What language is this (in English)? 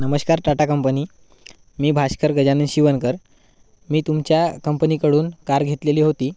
Marathi